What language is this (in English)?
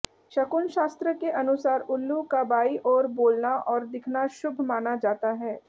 Hindi